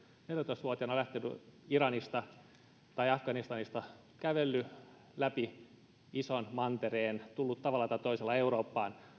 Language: Finnish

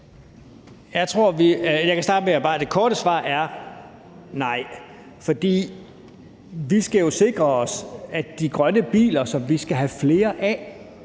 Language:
Danish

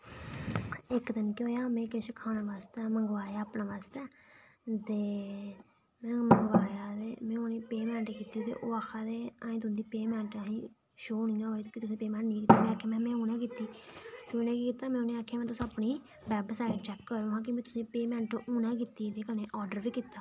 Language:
Dogri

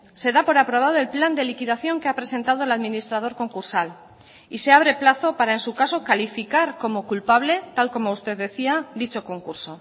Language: Spanish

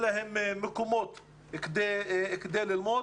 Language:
Hebrew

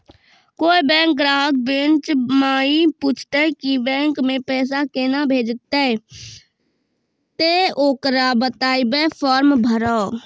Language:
Maithili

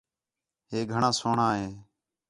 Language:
Khetrani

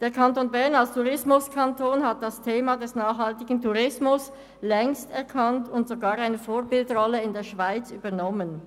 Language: Swiss German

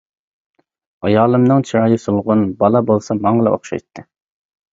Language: Uyghur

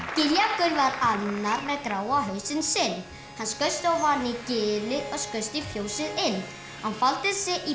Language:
Icelandic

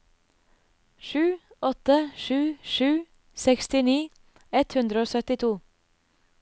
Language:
Norwegian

